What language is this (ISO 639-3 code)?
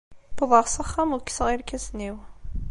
kab